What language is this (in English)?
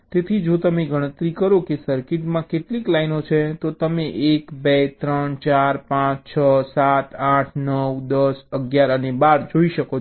Gujarati